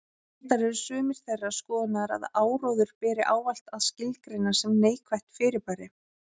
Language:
Icelandic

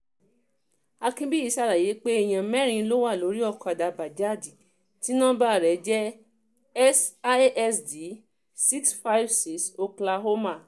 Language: Yoruba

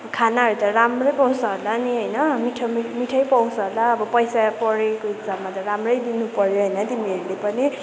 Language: Nepali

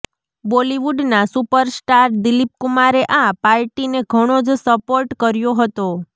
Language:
Gujarati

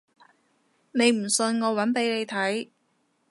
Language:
Cantonese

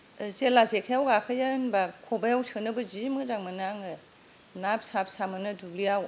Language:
Bodo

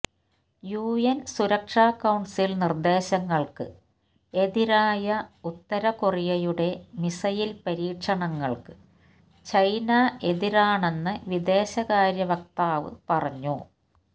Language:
Malayalam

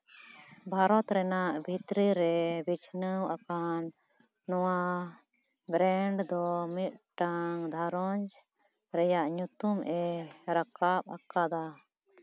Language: Santali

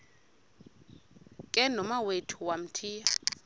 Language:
Xhosa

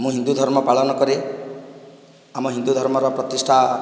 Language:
Odia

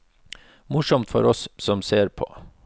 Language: Norwegian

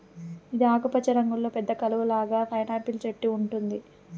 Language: Telugu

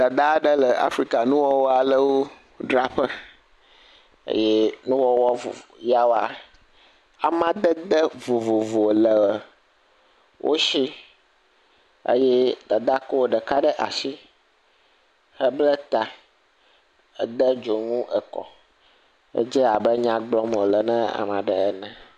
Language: Ewe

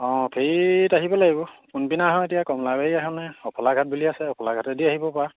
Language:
Assamese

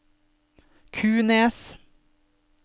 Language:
Norwegian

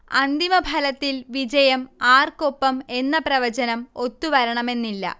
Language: Malayalam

